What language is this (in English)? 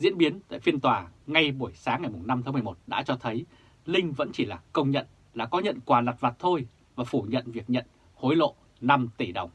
Vietnamese